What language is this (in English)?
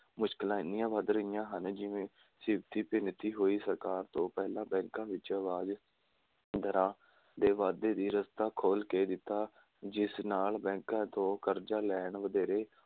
Punjabi